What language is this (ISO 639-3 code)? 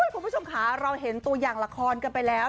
tha